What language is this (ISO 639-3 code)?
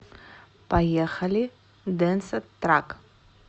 rus